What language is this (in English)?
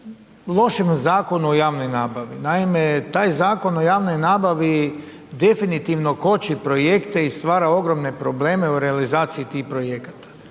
Croatian